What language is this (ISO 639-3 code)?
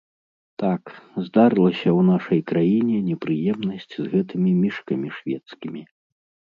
bel